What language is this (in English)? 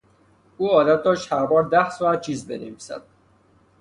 Persian